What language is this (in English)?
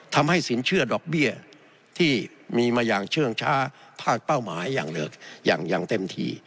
Thai